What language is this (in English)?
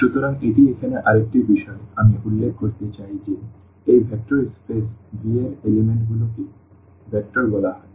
Bangla